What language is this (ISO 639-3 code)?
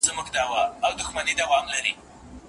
pus